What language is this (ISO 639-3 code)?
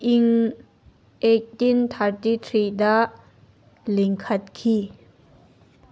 mni